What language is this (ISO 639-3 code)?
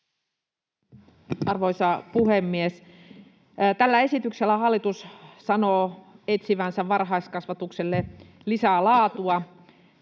fin